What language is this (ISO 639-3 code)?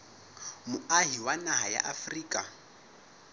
sot